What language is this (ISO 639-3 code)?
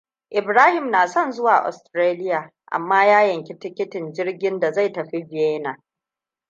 hau